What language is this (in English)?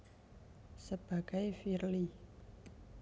Javanese